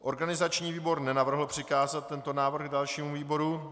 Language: Czech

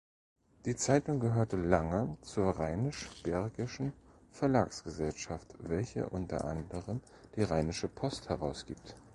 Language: German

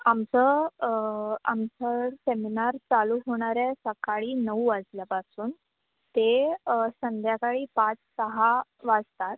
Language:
Marathi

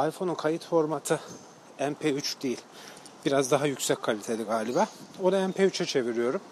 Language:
Turkish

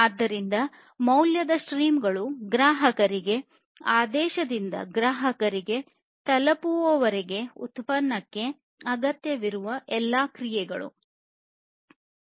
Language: Kannada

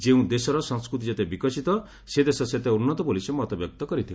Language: Odia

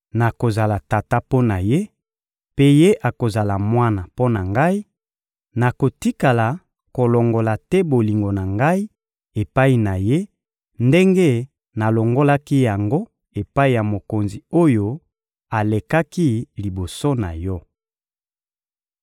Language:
Lingala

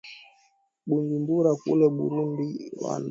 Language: Swahili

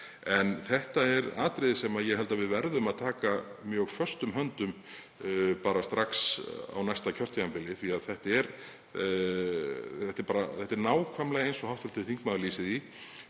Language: Icelandic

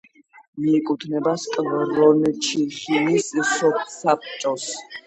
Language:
Georgian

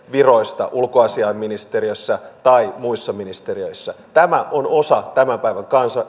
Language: Finnish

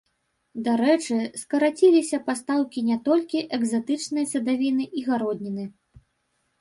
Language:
Belarusian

